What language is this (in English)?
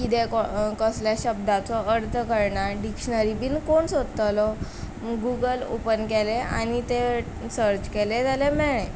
Konkani